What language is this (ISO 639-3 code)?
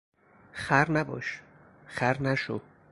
fas